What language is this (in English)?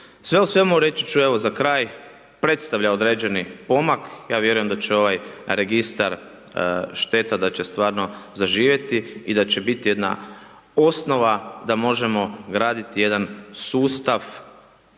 Croatian